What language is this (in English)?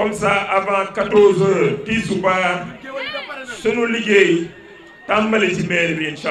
French